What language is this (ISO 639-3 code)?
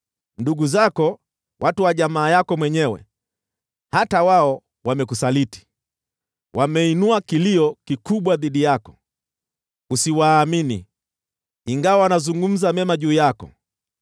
swa